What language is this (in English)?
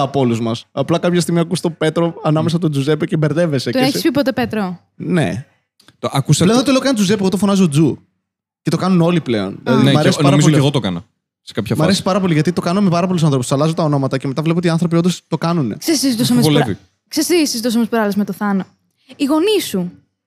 Greek